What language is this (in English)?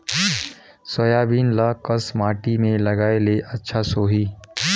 Chhattisgarhi